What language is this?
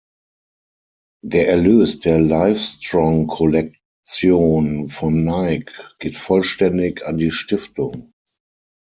German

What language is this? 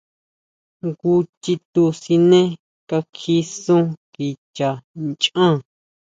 Huautla Mazatec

